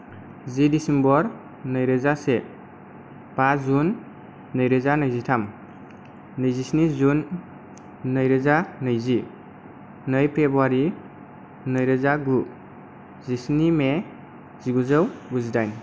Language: Bodo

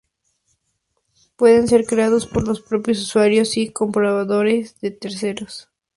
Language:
Spanish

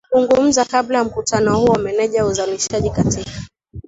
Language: Swahili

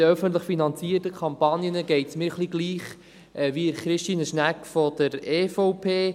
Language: Swiss German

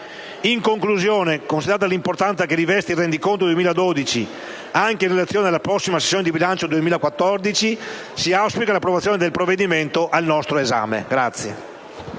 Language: Italian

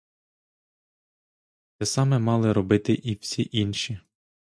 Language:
Ukrainian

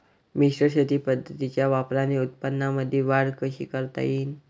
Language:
Marathi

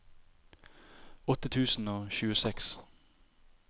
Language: Norwegian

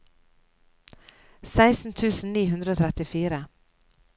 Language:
Norwegian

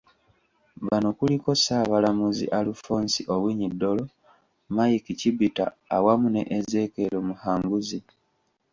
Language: Ganda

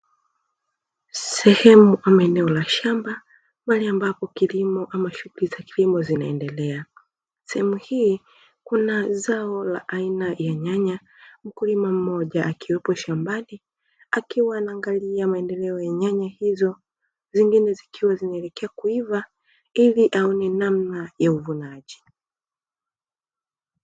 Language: Swahili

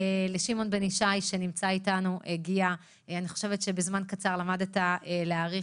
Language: Hebrew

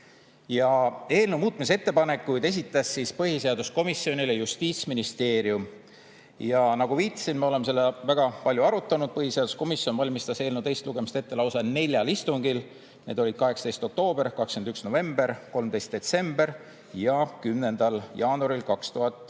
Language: Estonian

